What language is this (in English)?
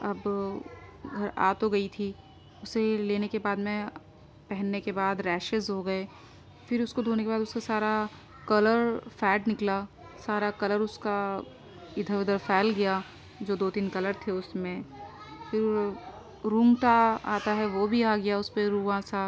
Urdu